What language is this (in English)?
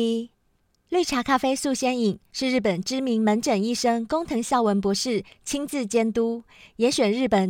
Chinese